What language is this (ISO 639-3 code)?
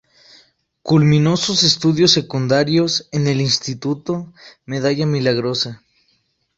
spa